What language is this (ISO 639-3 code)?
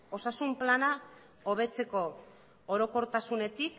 eus